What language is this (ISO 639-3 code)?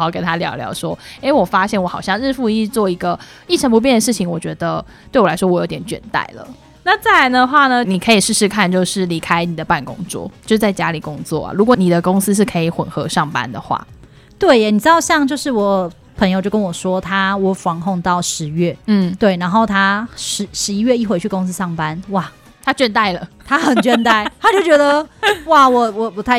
zho